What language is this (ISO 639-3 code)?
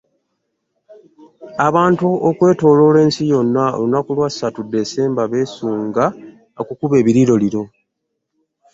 lug